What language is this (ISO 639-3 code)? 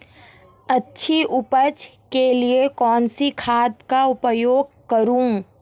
hin